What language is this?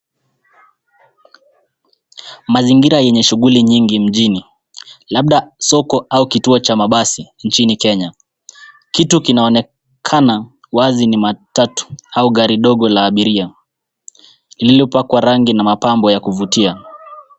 Swahili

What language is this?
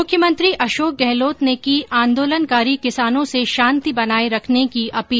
Hindi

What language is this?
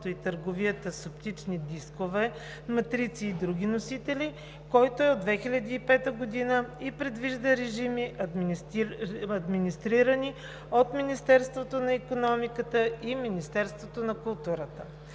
Bulgarian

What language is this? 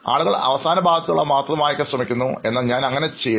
Malayalam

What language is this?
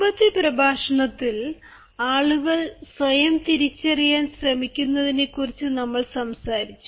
Malayalam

